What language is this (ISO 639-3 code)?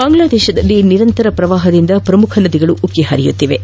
kan